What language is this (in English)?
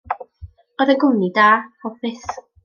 Welsh